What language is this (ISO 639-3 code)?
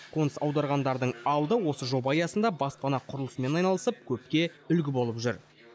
kaz